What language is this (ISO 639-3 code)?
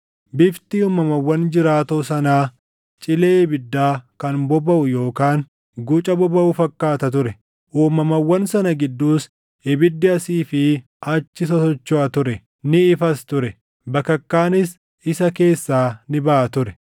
orm